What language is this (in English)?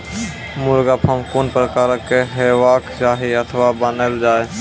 Maithili